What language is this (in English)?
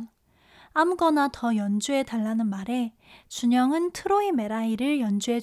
Korean